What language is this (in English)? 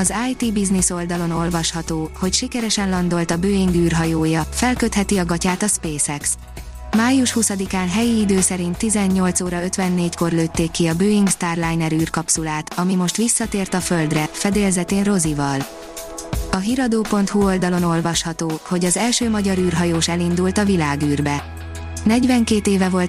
Hungarian